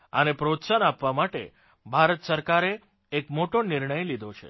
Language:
Gujarati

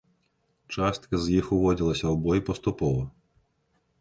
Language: Belarusian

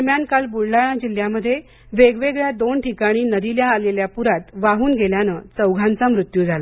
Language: Marathi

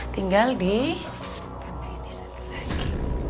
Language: Indonesian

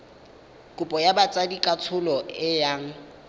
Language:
Tswana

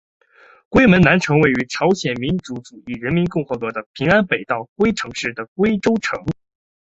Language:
Chinese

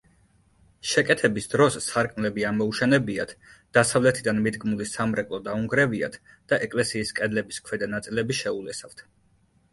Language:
Georgian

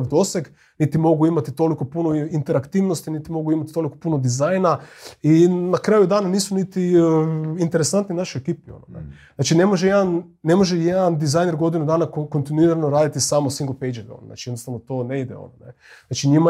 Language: Croatian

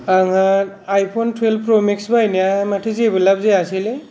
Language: Bodo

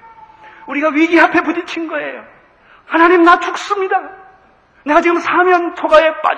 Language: Korean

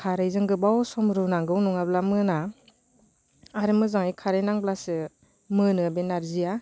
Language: Bodo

